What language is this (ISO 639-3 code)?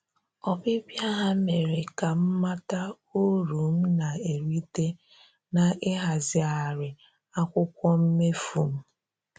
ibo